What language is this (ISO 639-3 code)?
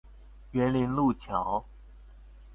zho